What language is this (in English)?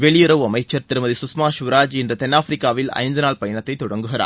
Tamil